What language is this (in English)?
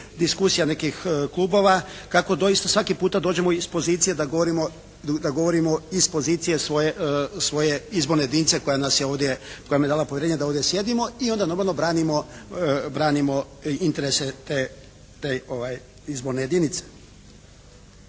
Croatian